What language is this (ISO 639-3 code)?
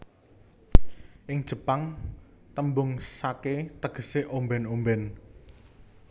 jav